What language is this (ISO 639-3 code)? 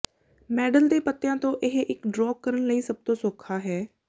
pan